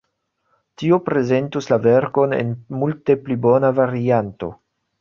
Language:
Esperanto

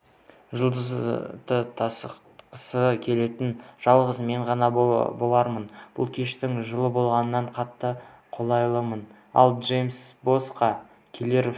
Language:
Kazakh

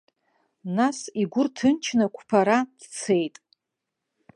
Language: Abkhazian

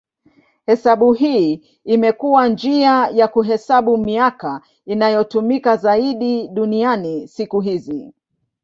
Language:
Swahili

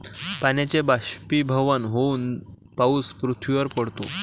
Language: Marathi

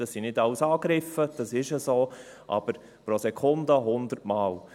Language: Swiss German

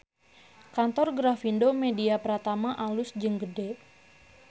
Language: Sundanese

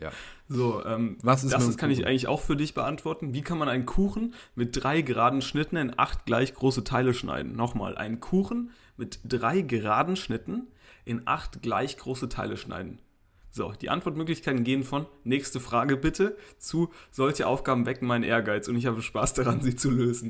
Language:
German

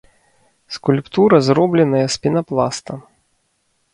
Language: Belarusian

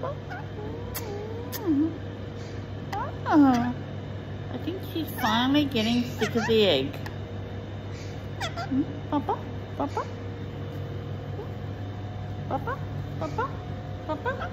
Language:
English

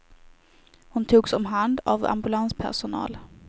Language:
Swedish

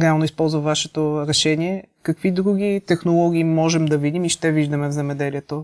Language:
Bulgarian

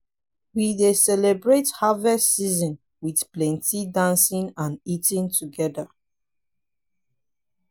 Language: Nigerian Pidgin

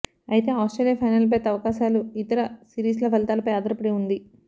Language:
Telugu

